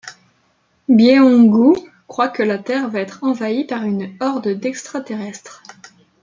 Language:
French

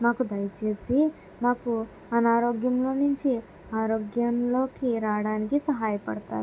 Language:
Telugu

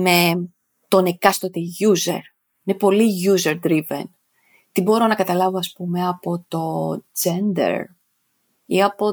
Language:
Greek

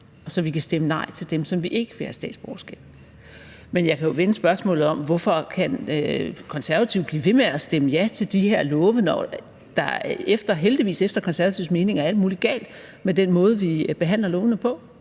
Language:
Danish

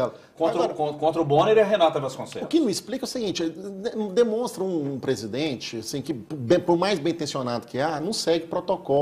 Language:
Portuguese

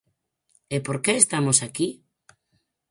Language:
Galician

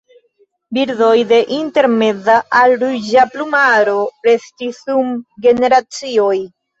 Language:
Esperanto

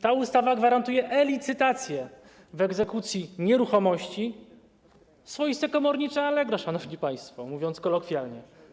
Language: Polish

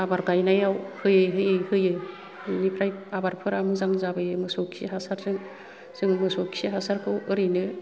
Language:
Bodo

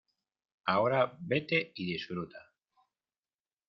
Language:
Spanish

